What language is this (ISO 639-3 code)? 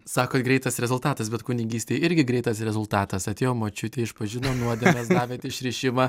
lit